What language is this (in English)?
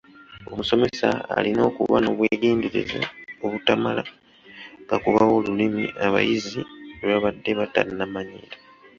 Ganda